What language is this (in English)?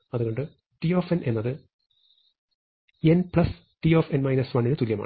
Malayalam